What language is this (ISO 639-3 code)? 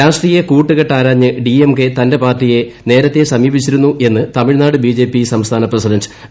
mal